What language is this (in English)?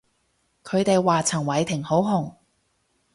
Cantonese